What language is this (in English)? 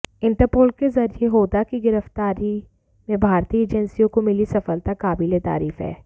Hindi